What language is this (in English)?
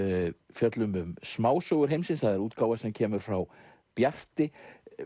Icelandic